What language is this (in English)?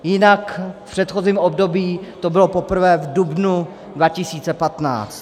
Czech